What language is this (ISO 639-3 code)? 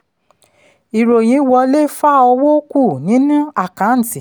yor